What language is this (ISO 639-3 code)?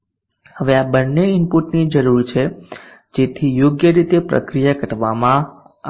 guj